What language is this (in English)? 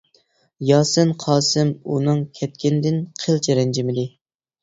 Uyghur